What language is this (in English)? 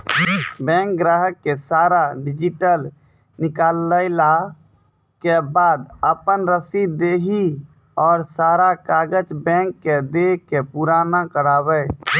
Maithili